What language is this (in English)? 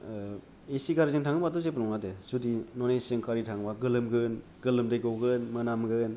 Bodo